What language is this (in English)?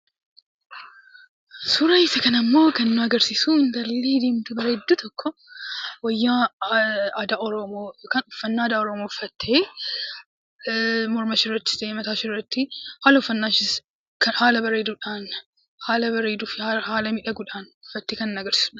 Oromo